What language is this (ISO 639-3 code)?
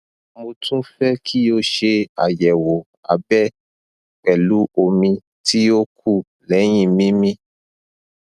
yor